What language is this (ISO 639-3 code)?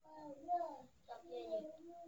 pcm